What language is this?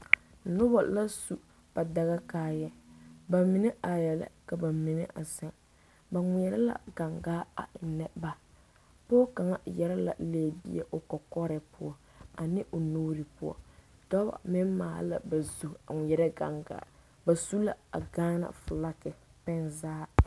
Southern Dagaare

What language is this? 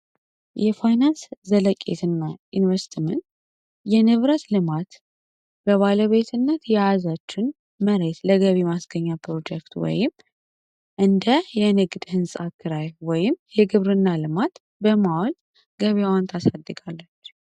Amharic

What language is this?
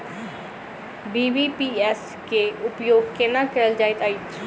Maithili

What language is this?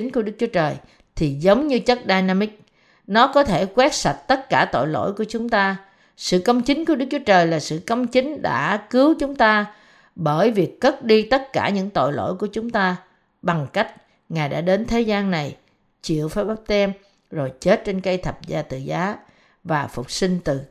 Vietnamese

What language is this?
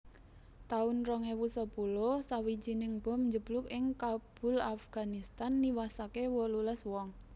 Javanese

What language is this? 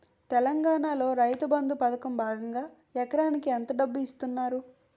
Telugu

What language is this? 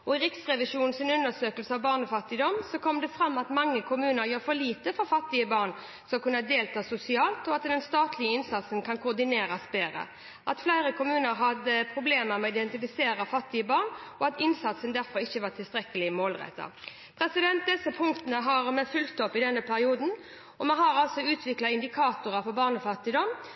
Norwegian Bokmål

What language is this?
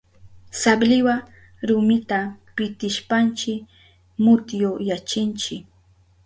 Southern Pastaza Quechua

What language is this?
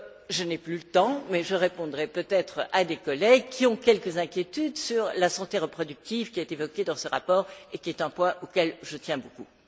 French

